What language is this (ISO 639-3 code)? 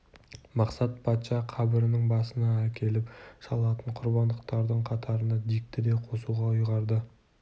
kaz